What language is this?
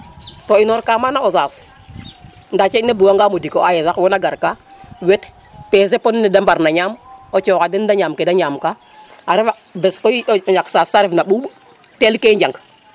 Serer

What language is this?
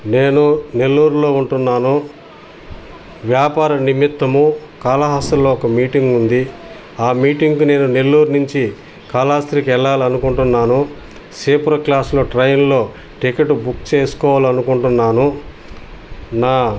Telugu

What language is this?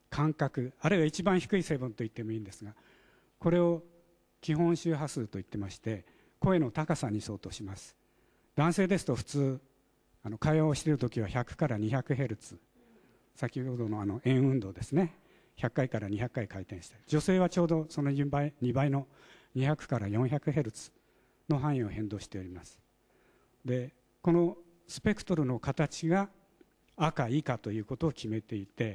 Japanese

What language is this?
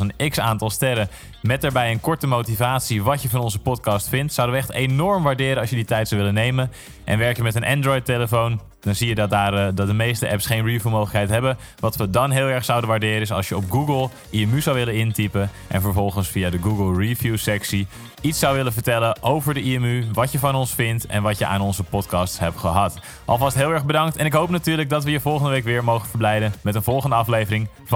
Dutch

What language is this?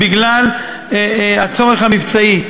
Hebrew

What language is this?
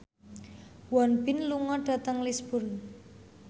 Javanese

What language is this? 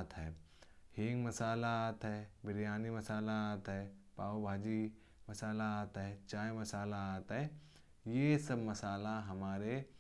Kanauji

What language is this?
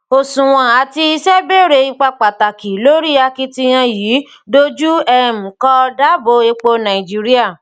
Yoruba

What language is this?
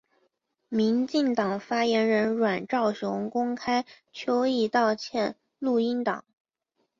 Chinese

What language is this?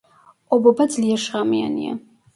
Georgian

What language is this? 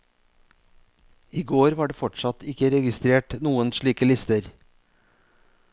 Norwegian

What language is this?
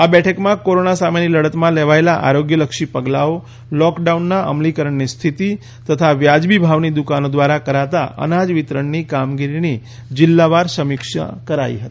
Gujarati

